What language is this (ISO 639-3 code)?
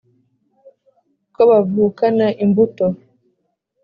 kin